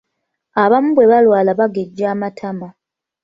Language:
Ganda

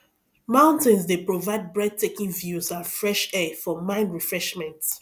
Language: Nigerian Pidgin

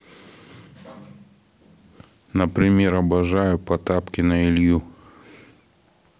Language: Russian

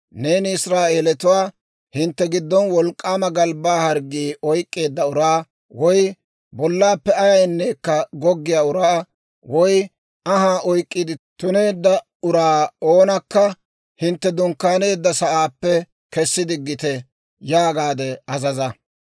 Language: Dawro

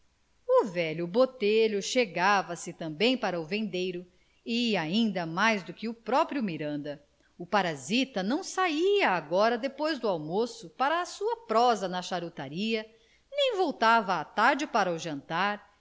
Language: Portuguese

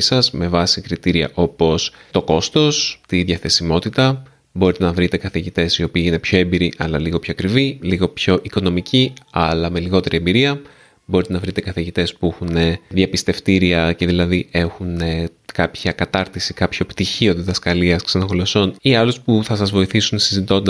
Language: Greek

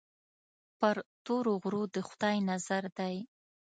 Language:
Pashto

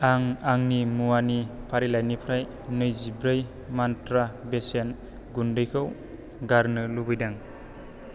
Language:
Bodo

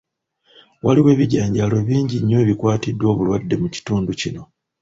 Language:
Ganda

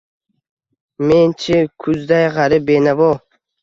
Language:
Uzbek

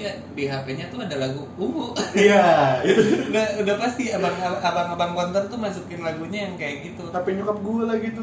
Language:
Indonesian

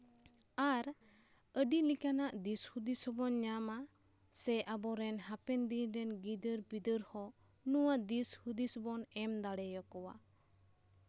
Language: Santali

